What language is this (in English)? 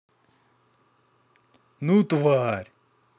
Russian